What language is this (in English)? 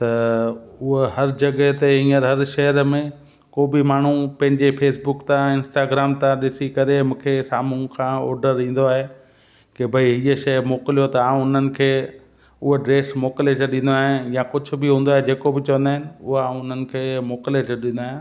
Sindhi